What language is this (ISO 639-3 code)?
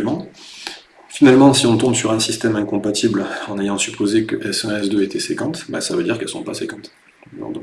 fra